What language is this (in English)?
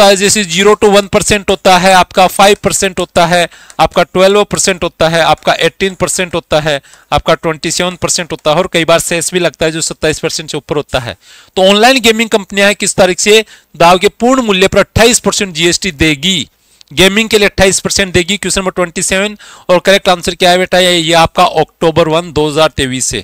Hindi